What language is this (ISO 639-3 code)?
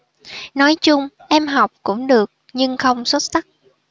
vie